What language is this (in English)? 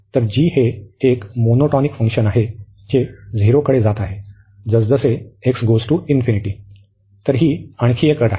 Marathi